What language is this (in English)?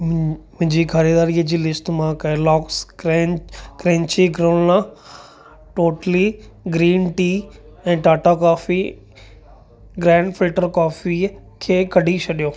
Sindhi